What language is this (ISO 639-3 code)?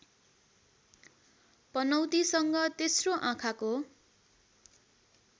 nep